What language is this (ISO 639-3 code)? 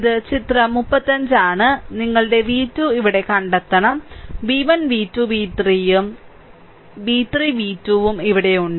mal